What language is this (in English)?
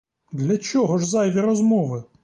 Ukrainian